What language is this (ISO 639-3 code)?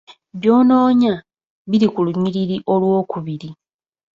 lug